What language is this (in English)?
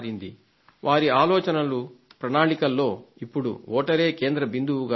Telugu